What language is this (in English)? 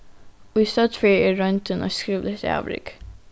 Faroese